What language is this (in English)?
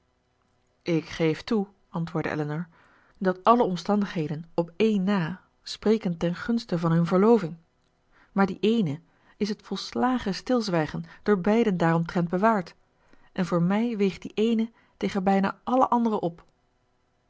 Dutch